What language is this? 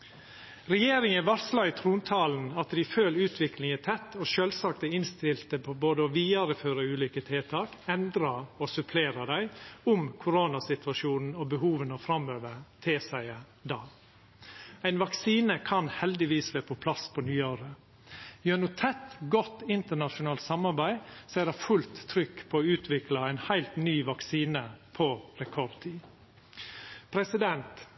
Norwegian Nynorsk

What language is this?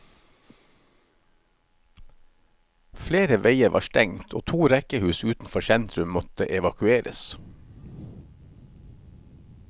Norwegian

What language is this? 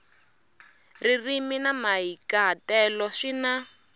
Tsonga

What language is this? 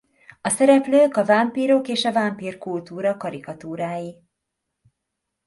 Hungarian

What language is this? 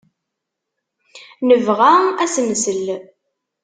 Kabyle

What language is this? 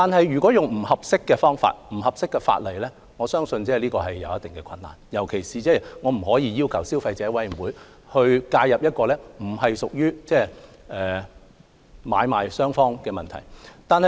Cantonese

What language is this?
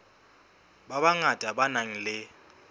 Southern Sotho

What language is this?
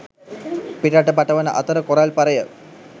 Sinhala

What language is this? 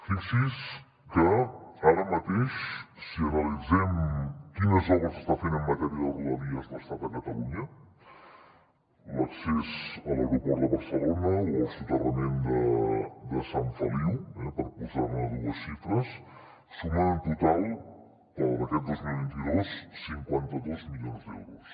Catalan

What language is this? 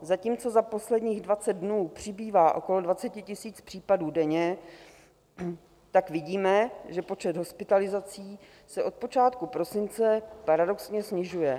Czech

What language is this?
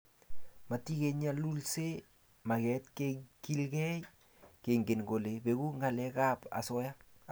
Kalenjin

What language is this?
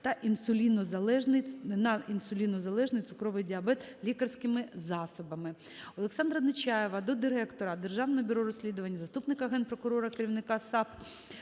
Ukrainian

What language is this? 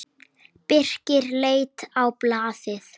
Icelandic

